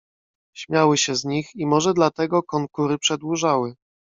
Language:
Polish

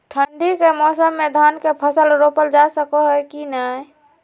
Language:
Magahi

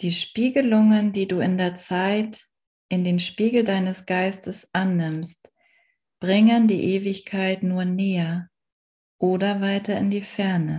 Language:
German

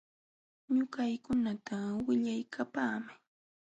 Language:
Jauja Wanca Quechua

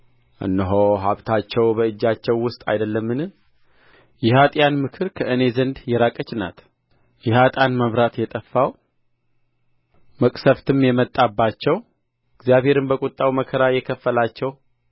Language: Amharic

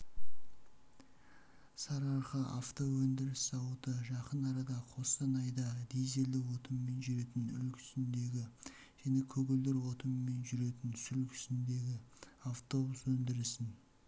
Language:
Kazakh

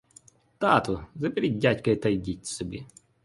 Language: Ukrainian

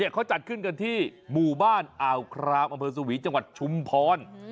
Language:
Thai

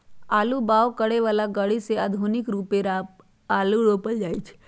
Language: Magahi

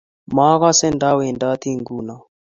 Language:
Kalenjin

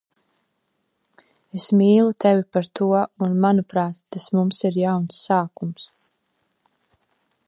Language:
Latvian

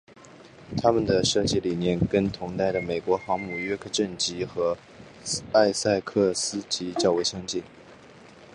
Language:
Chinese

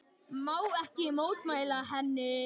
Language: Icelandic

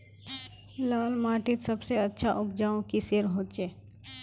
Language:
Magahi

